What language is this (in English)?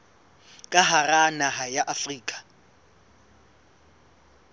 Southern Sotho